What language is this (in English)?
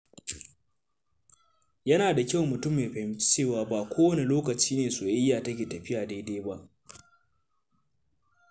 Hausa